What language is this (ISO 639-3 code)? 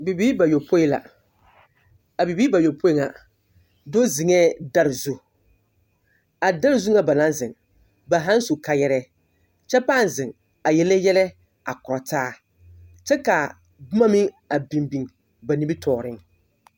dga